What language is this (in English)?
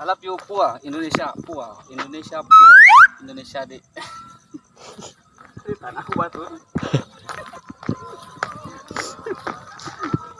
Indonesian